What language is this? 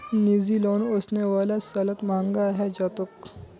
Magahi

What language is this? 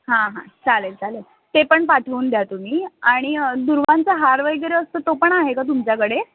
Marathi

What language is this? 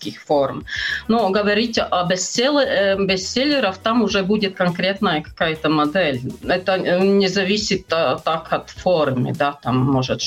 Russian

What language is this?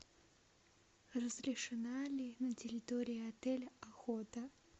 Russian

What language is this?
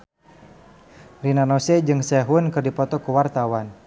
Sundanese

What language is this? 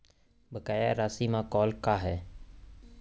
Chhattisgarhi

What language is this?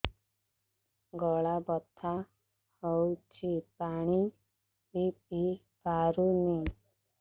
Odia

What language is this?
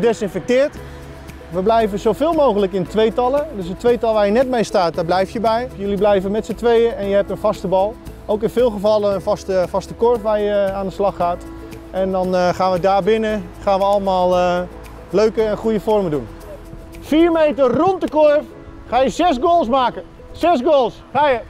Dutch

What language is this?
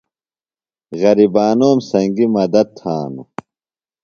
Phalura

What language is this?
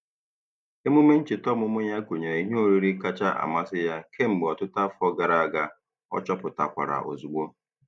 Igbo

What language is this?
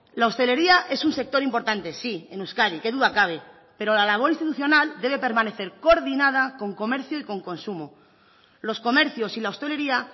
Spanish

